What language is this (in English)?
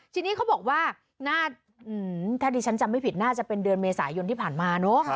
Thai